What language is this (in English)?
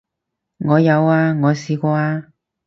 Cantonese